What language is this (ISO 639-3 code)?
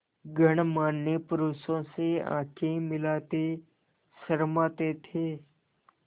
hin